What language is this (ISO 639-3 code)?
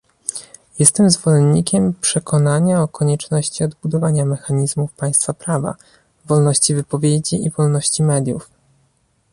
pol